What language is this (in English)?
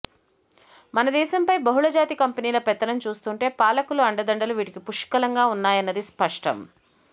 Telugu